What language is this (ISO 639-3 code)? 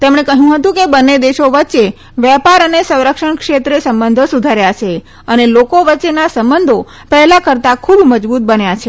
guj